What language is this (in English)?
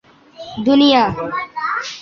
Urdu